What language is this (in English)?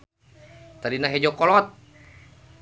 Sundanese